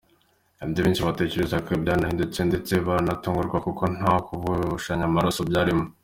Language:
Kinyarwanda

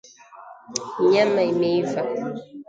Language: Swahili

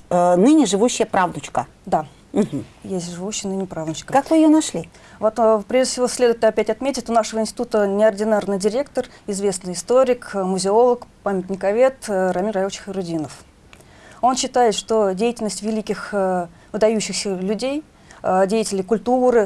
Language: Russian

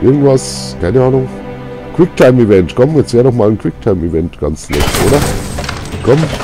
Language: German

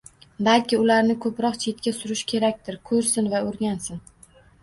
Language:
Uzbek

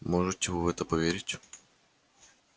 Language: Russian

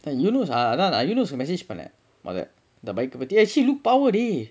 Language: English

